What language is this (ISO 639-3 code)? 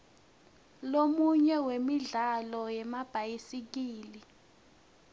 ssw